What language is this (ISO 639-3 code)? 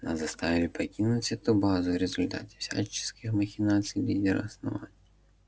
rus